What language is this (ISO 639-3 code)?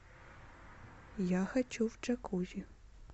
rus